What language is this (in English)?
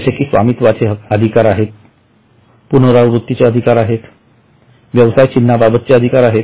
Marathi